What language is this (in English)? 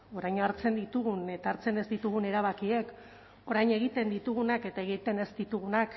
Basque